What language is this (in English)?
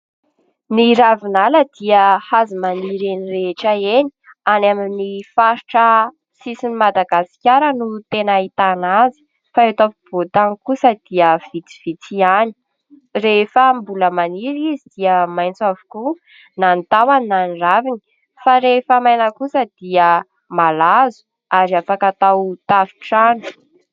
Malagasy